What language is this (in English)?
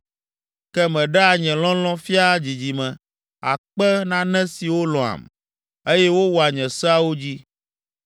Ewe